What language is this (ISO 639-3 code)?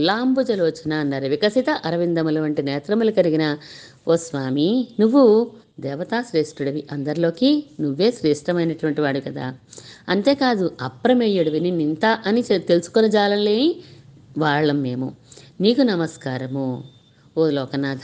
tel